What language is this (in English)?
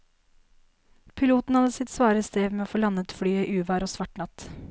Norwegian